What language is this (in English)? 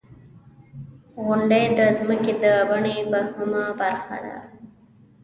Pashto